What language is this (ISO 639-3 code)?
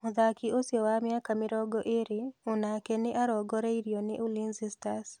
kik